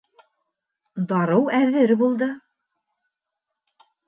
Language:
Bashkir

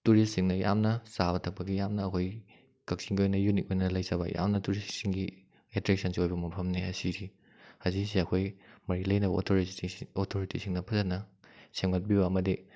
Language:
Manipuri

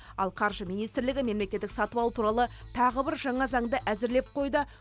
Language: Kazakh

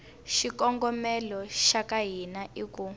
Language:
Tsonga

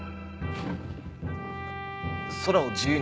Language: Japanese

